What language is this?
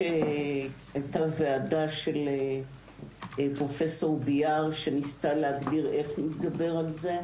Hebrew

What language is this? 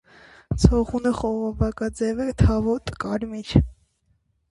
Armenian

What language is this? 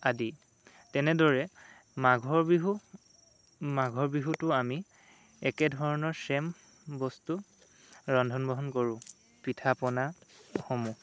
Assamese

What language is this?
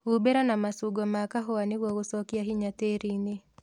Kikuyu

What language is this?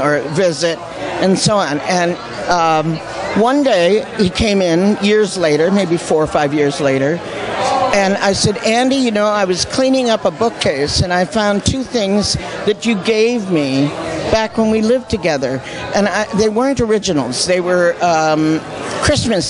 English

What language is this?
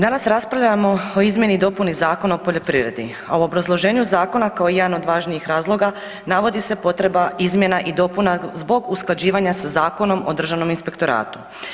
Croatian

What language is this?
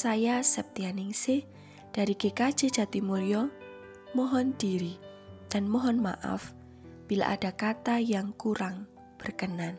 Indonesian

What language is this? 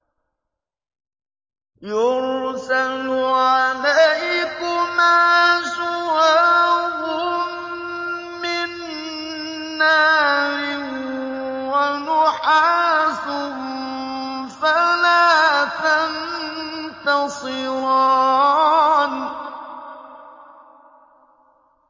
Arabic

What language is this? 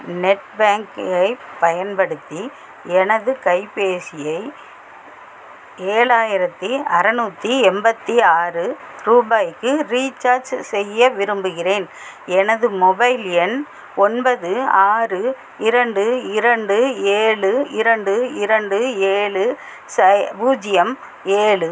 Tamil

